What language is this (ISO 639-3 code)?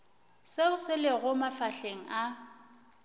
nso